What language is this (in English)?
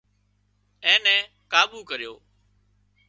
Wadiyara Koli